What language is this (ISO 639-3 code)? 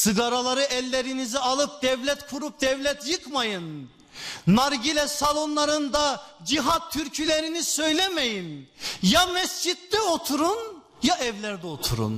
tur